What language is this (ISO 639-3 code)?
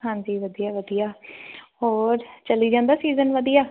pan